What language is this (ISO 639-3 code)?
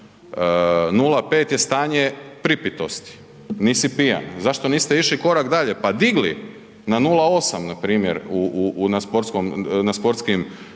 hrv